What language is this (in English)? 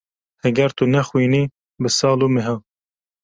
Kurdish